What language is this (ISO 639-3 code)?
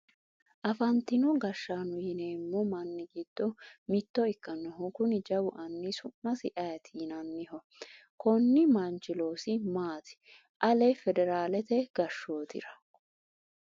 sid